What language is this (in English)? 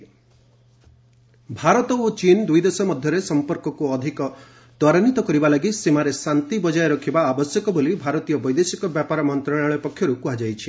Odia